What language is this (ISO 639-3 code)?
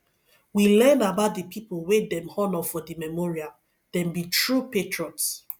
pcm